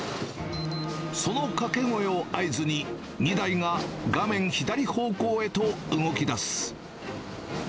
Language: Japanese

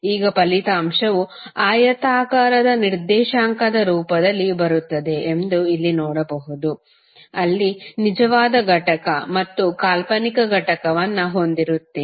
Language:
Kannada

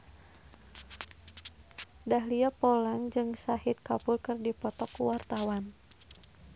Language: Sundanese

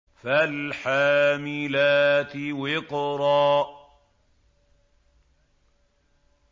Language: Arabic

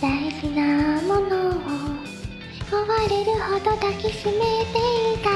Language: Japanese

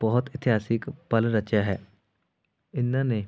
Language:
Punjabi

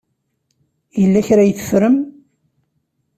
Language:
Kabyle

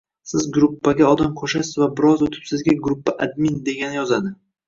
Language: Uzbek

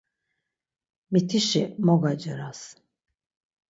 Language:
Laz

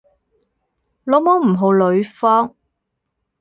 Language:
Cantonese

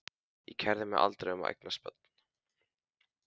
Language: Icelandic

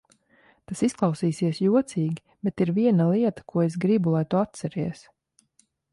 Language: Latvian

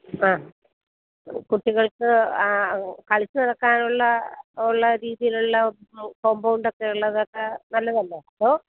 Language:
Malayalam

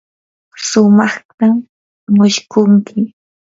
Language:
Yanahuanca Pasco Quechua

